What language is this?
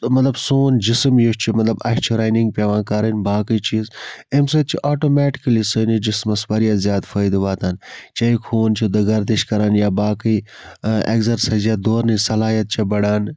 Kashmiri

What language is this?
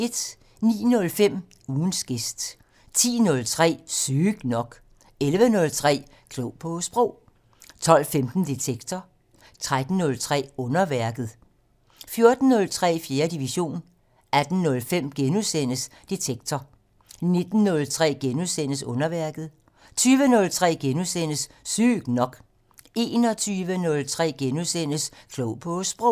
Danish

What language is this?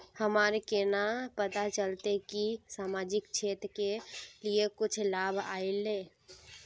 Magahi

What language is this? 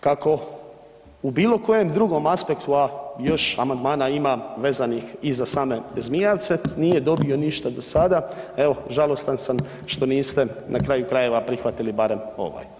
Croatian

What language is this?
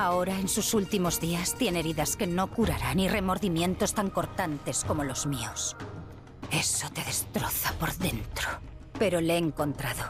Spanish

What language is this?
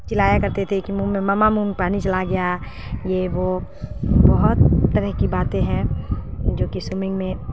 Urdu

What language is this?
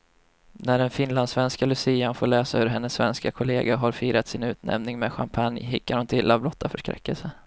Swedish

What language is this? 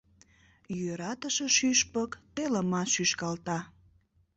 Mari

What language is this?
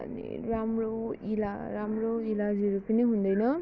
Nepali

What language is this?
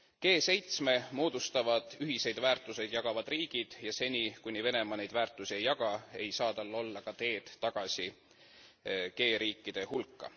Estonian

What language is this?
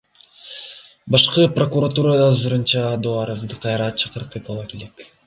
Kyrgyz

